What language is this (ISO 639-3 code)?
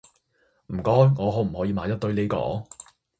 yue